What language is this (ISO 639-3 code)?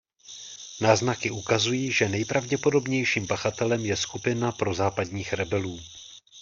ces